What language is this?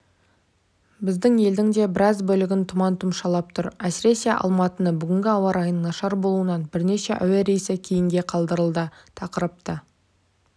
Kazakh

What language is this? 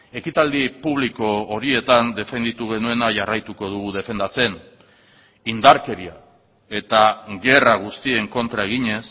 Basque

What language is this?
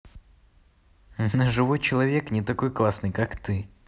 Russian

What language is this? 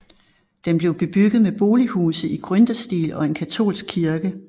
Danish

